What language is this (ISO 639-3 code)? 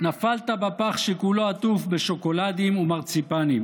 heb